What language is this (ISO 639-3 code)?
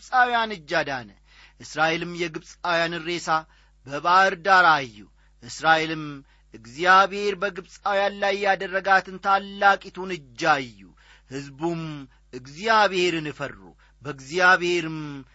amh